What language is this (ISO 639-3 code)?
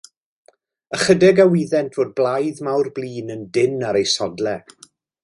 cym